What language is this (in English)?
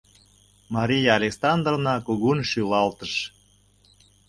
Mari